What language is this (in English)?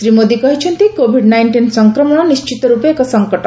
Odia